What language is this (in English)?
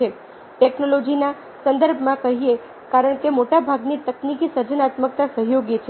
Gujarati